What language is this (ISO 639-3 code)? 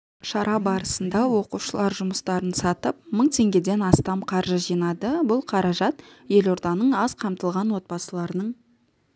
kaz